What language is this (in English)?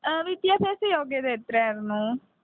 Malayalam